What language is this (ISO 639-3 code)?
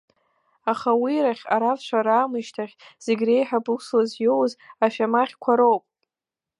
abk